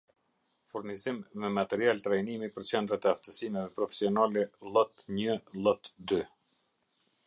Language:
Albanian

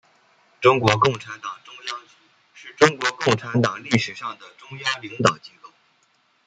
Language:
Chinese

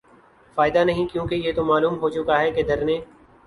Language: Urdu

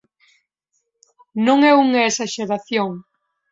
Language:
Galician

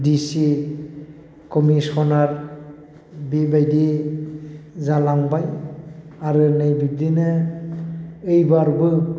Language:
Bodo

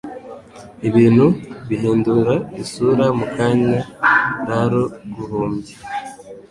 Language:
Kinyarwanda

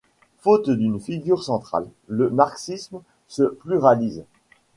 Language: French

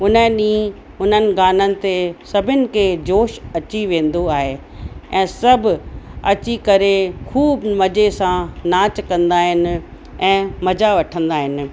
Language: Sindhi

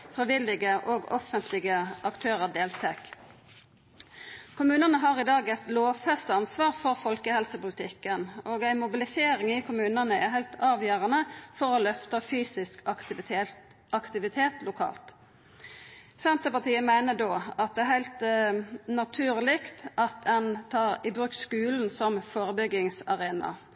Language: Norwegian Nynorsk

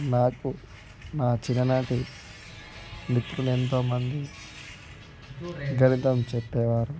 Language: Telugu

